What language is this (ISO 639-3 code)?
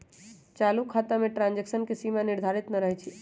mag